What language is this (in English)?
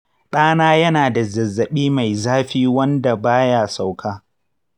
Hausa